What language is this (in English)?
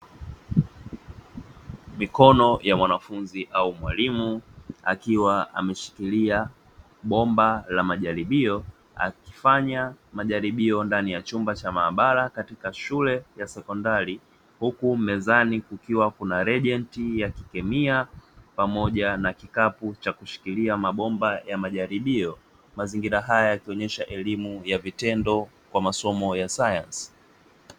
Swahili